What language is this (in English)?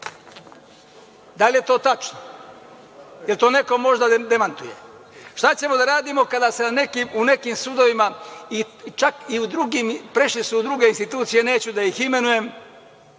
Serbian